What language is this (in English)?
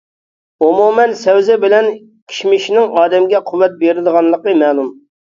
Uyghur